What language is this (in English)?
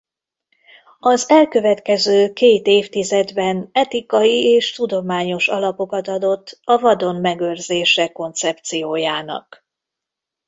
Hungarian